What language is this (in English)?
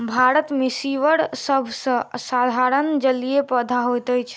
Maithili